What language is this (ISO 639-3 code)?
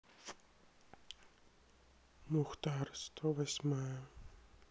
rus